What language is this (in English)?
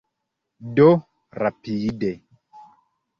Esperanto